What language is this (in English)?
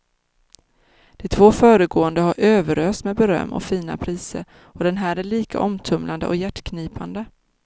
Swedish